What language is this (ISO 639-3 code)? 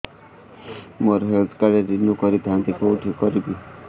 ori